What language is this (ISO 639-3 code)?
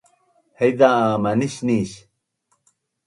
bnn